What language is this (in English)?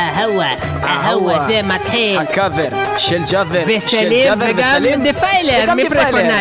Hebrew